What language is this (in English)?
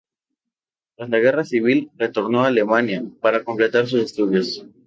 Spanish